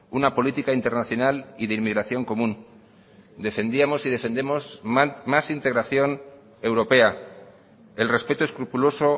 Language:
Spanish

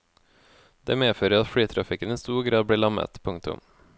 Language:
Norwegian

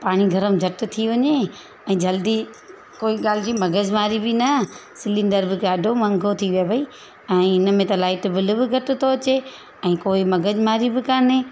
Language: Sindhi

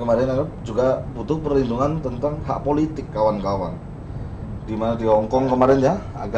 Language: Indonesian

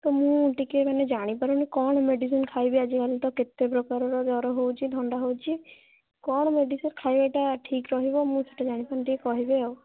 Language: Odia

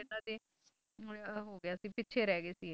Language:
Punjabi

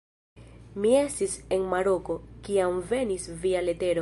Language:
Esperanto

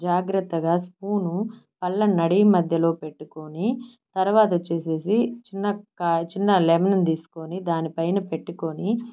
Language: Telugu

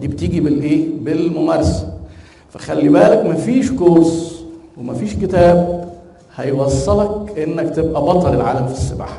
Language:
Arabic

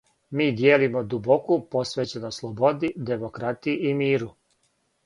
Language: Serbian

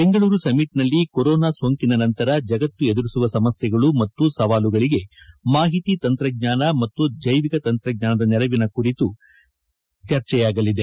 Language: Kannada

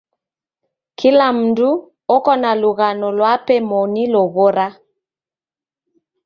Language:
Taita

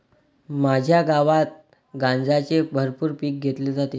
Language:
Marathi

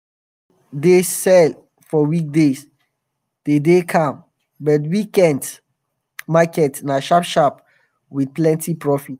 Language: Nigerian Pidgin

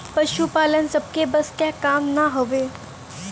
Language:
Bhojpuri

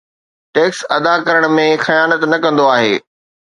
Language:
Sindhi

